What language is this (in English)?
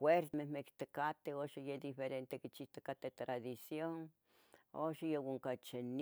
Tetelcingo Nahuatl